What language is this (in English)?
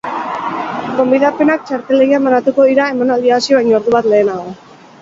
Basque